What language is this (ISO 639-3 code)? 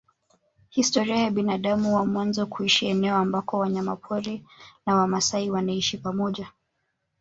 swa